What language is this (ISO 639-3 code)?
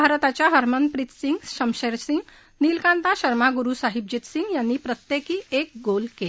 mar